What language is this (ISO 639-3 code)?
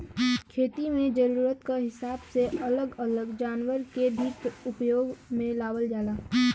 bho